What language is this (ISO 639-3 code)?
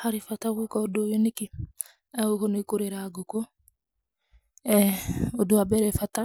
kik